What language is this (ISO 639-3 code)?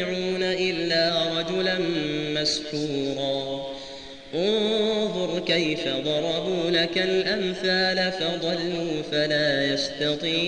ara